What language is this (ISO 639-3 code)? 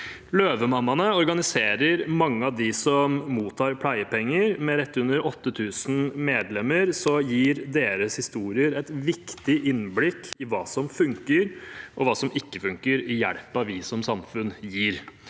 nor